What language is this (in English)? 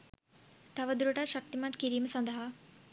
Sinhala